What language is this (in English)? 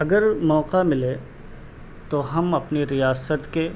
Urdu